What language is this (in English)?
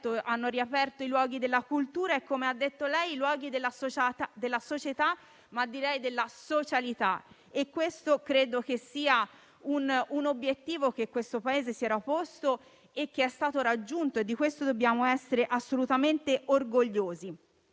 Italian